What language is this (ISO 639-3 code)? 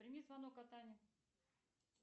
rus